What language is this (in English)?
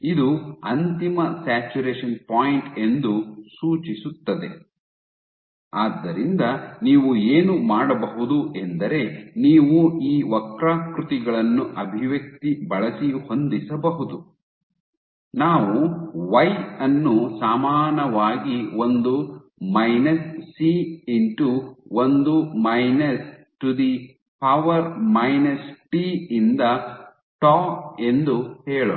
Kannada